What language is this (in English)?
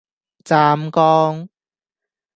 Cantonese